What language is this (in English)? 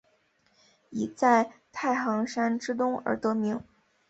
Chinese